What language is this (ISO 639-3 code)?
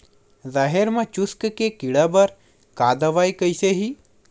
hne